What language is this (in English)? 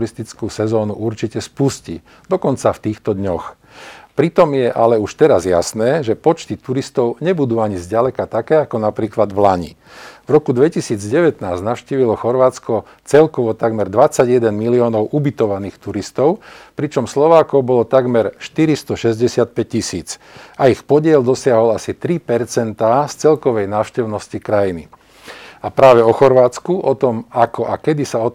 Slovak